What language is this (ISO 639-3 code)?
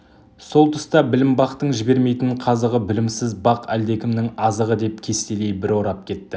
kaz